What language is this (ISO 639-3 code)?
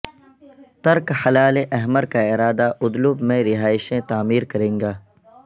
urd